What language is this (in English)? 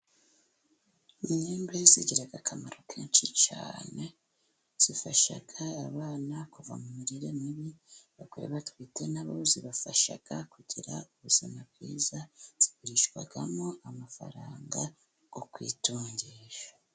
Kinyarwanda